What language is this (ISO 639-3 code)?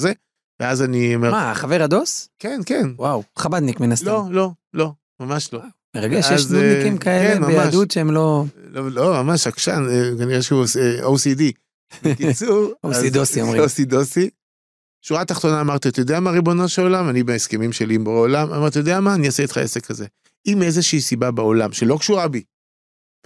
heb